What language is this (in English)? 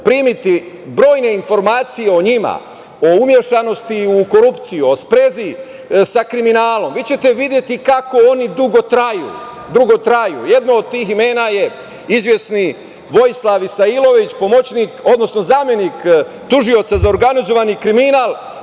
Serbian